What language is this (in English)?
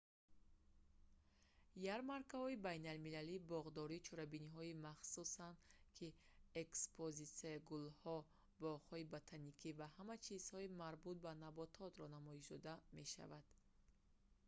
Tajik